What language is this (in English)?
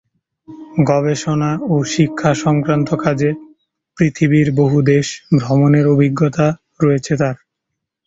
Bangla